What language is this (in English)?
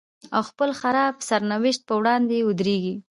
Pashto